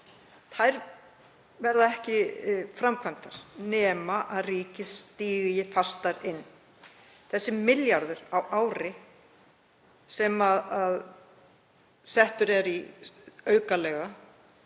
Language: Icelandic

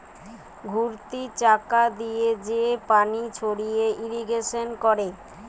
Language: Bangla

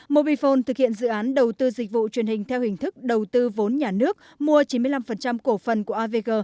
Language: Vietnamese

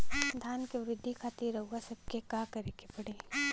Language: Bhojpuri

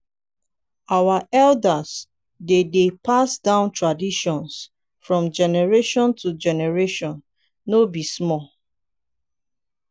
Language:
Nigerian Pidgin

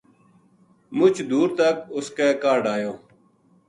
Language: Gujari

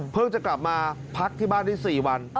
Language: Thai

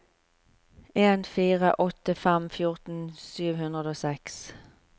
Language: Norwegian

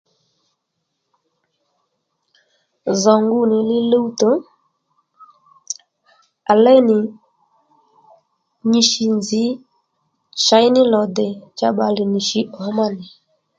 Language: Lendu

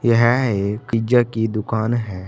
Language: Hindi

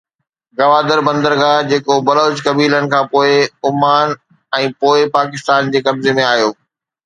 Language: Sindhi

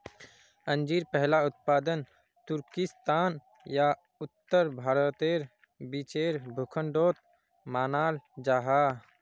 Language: Magahi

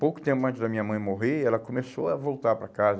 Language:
Portuguese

